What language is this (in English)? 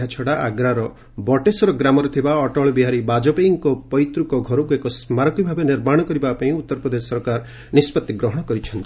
Odia